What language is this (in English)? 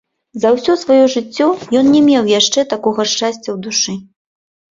Belarusian